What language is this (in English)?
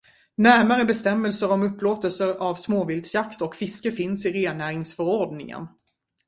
Swedish